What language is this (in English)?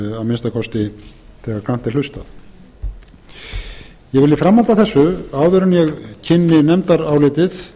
Icelandic